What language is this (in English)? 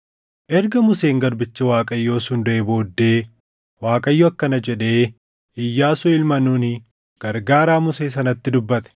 Oromo